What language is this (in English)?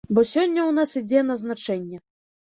Belarusian